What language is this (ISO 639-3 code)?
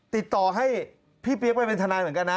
tha